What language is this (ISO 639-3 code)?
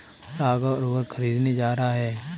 hin